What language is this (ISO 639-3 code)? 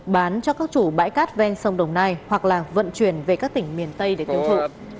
vie